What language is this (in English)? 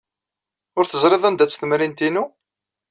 Kabyle